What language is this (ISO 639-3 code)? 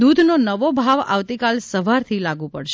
guj